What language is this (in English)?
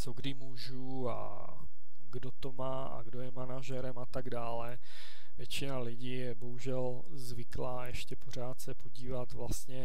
Czech